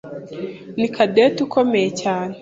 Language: Kinyarwanda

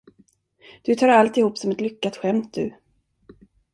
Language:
Swedish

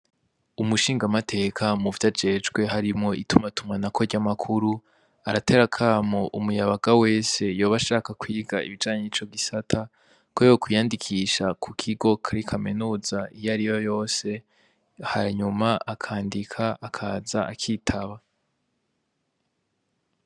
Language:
Rundi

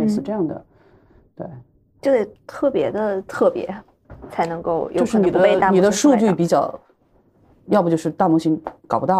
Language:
Chinese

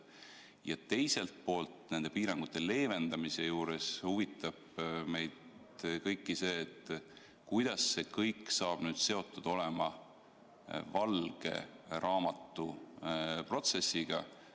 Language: Estonian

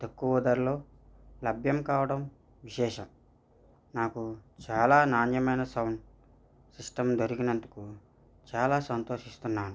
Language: Telugu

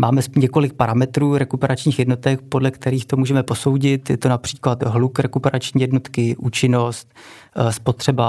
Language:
Czech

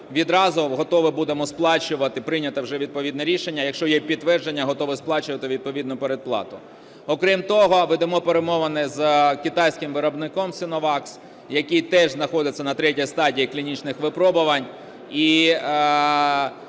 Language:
Ukrainian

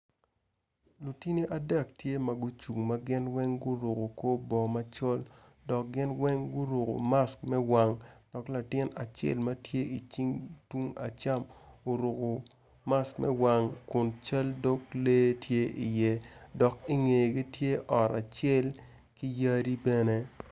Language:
Acoli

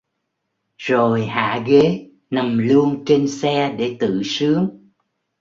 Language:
Vietnamese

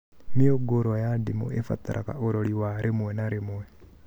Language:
Kikuyu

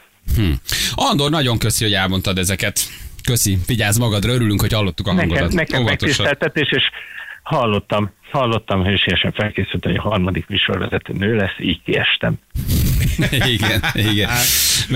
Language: Hungarian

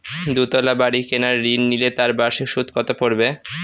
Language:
Bangla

